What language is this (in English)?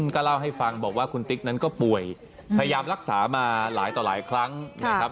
Thai